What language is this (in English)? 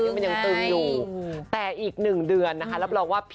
Thai